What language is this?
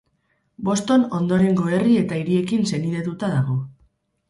Basque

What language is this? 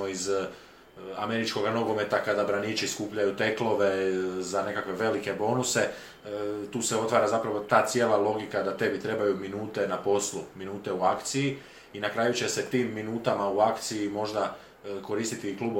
Croatian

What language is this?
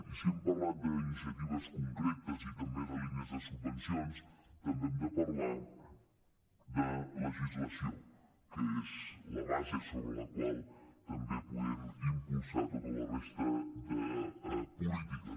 Catalan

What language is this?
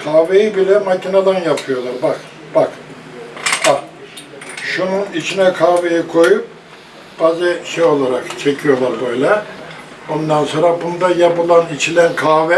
Turkish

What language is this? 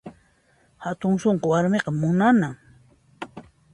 Puno Quechua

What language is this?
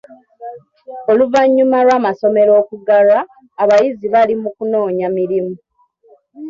Ganda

